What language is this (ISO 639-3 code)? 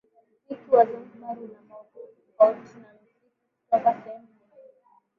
swa